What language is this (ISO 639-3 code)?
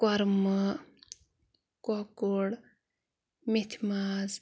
kas